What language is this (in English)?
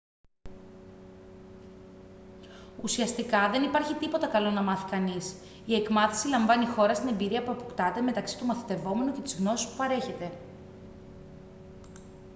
Greek